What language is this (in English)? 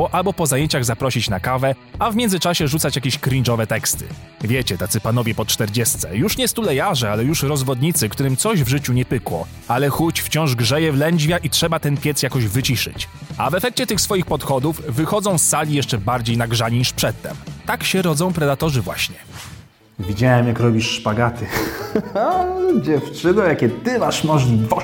Polish